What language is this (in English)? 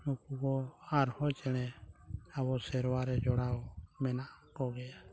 Santali